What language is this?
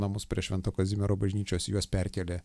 Lithuanian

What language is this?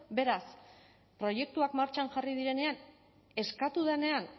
Basque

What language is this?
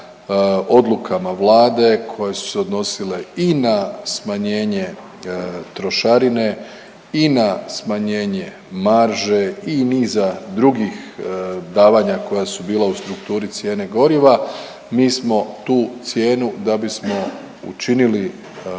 Croatian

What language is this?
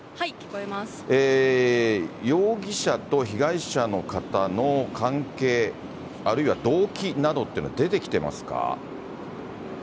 Japanese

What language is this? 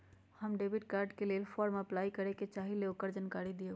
Magahi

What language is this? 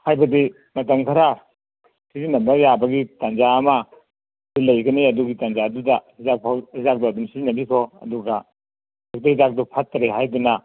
Manipuri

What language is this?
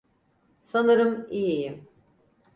Turkish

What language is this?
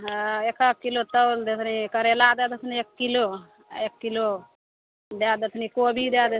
Maithili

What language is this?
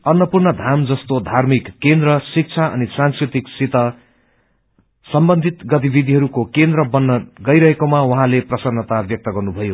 Nepali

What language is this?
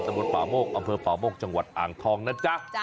Thai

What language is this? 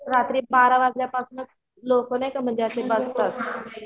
Marathi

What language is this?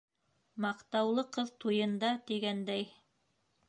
Bashkir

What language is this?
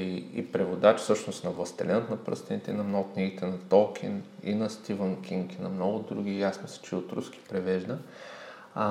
Bulgarian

